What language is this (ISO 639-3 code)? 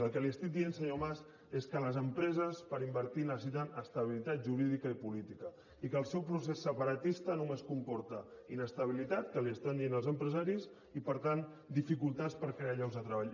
cat